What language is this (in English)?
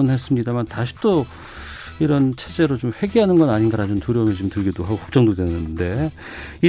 Korean